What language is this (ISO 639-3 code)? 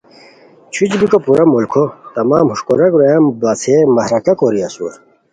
khw